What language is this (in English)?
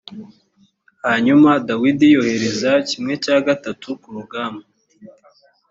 Kinyarwanda